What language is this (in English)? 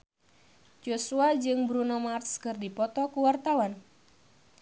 Sundanese